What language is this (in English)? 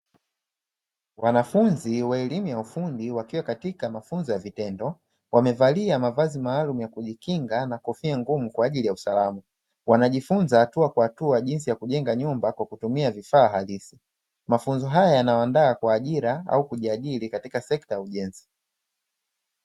Swahili